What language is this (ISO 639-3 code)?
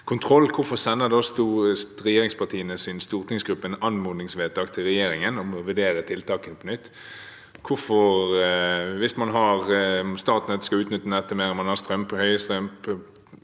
nor